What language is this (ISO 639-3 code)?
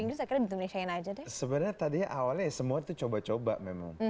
ind